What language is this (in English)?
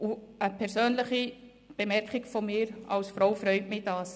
Swiss German